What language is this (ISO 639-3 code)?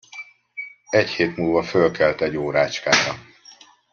hun